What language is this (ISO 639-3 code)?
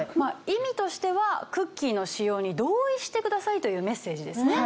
jpn